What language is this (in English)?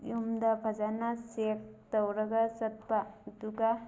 Manipuri